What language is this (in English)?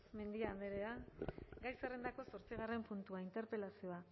Basque